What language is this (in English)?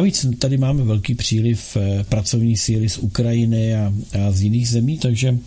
Czech